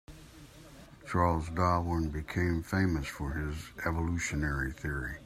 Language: English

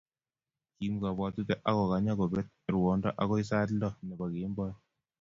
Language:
Kalenjin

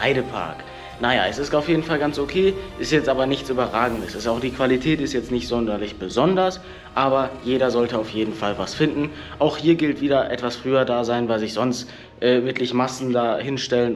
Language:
German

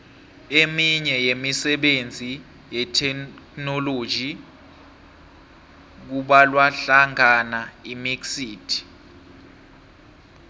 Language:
South Ndebele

